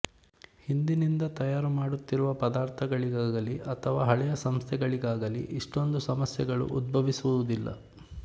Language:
Kannada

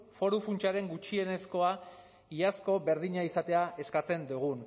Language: Basque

